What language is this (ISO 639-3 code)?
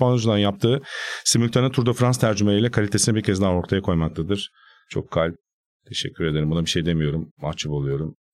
tur